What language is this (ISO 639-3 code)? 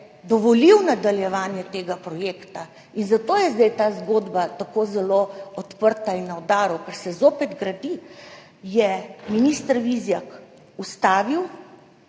slv